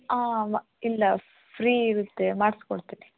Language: Kannada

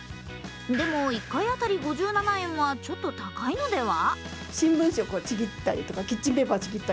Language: Japanese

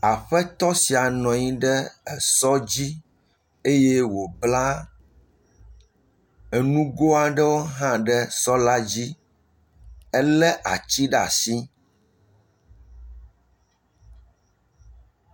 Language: Ewe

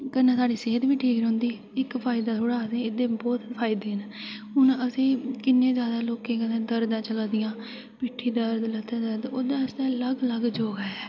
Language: Dogri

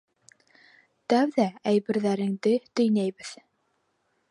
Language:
Bashkir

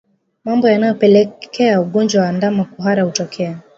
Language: Swahili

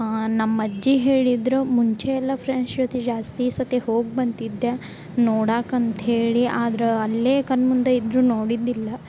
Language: Kannada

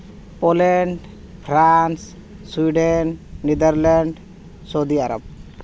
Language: Santali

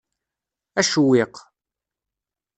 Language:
Kabyle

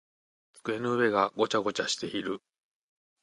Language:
Japanese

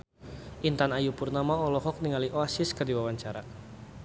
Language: Sundanese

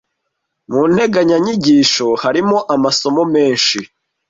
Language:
Kinyarwanda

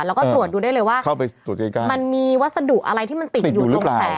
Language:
Thai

